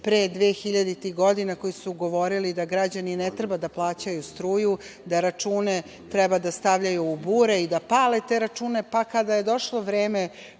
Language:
Serbian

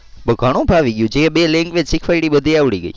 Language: Gujarati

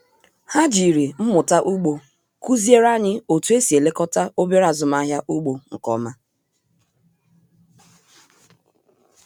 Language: Igbo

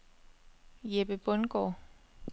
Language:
Danish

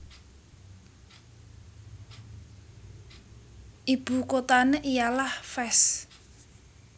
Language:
Javanese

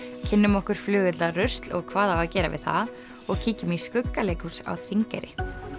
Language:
Icelandic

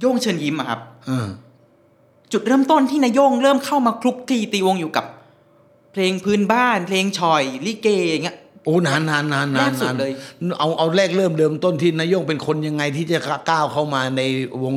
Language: Thai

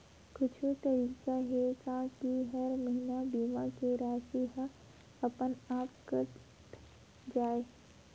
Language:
Chhattisgarhi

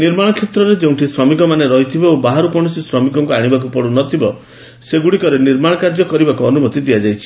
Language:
Odia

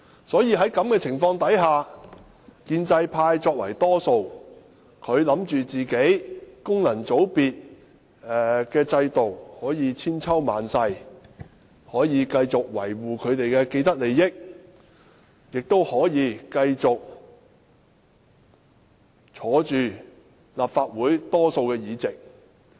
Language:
Cantonese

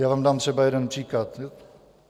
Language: Czech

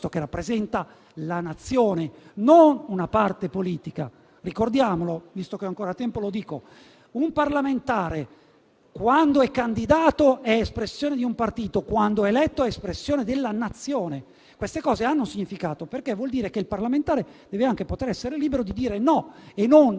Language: Italian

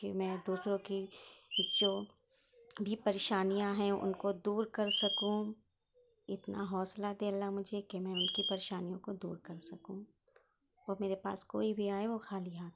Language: Urdu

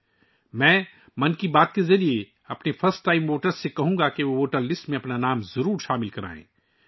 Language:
Urdu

